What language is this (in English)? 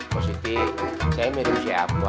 Indonesian